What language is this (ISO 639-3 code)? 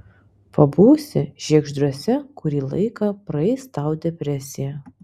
lit